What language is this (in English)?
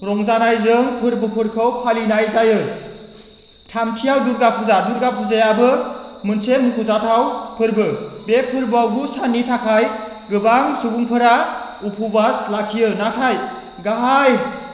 Bodo